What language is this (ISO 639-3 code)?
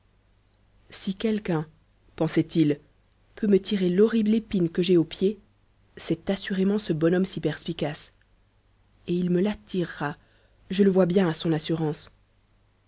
fra